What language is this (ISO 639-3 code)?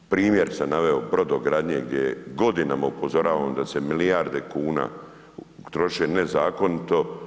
hrv